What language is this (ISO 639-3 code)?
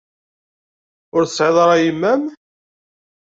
kab